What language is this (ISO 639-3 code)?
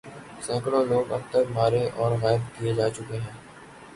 urd